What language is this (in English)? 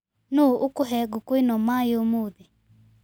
Kikuyu